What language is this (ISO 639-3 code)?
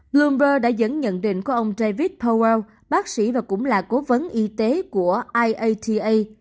vie